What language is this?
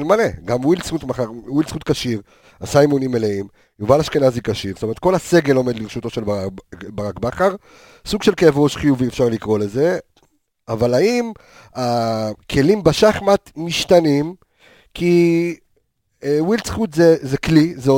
Hebrew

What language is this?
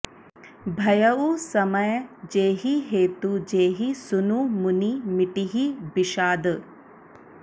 Sanskrit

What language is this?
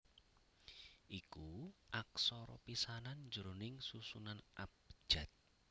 Javanese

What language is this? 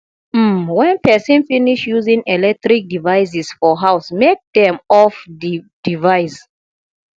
Nigerian Pidgin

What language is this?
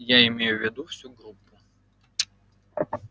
Russian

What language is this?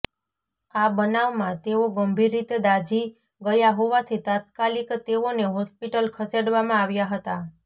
Gujarati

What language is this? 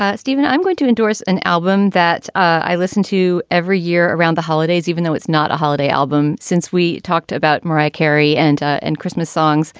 English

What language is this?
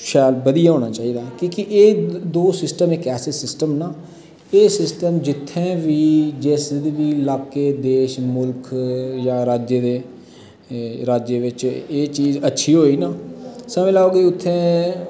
Dogri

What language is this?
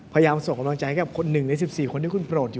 Thai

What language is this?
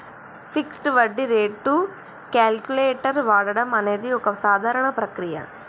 Telugu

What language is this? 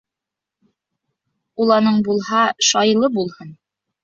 Bashkir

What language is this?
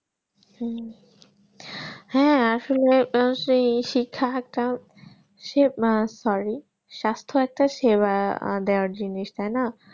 Bangla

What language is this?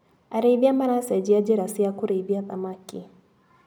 Kikuyu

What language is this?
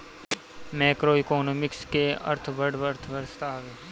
Bhojpuri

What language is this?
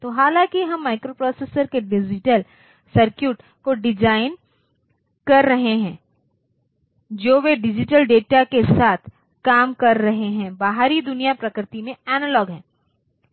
Hindi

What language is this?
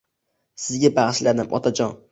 Uzbek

